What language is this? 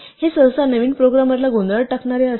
Marathi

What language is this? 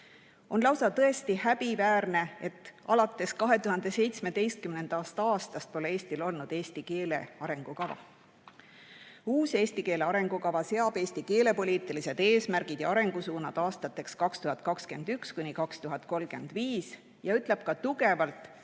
Estonian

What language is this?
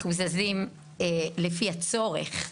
Hebrew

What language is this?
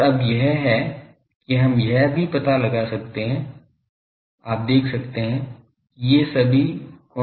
Hindi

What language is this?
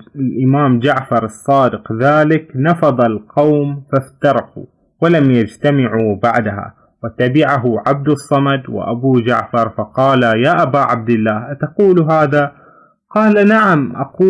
Arabic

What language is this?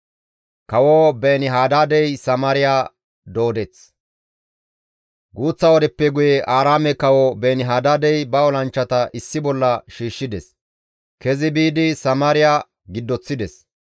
Gamo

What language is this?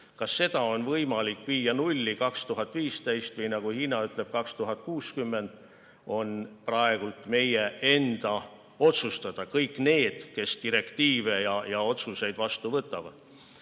Estonian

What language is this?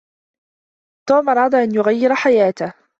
Arabic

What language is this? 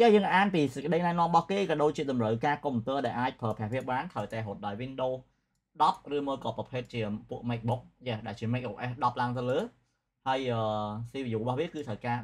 Vietnamese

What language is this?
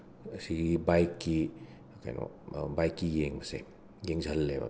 Manipuri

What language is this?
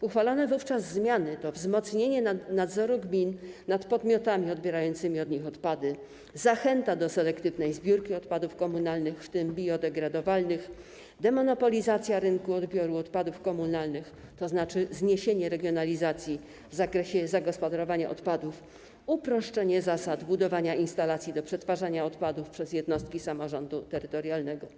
Polish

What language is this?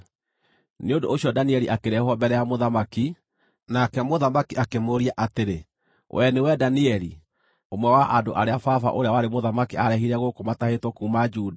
Kikuyu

